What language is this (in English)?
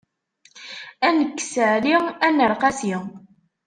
Kabyle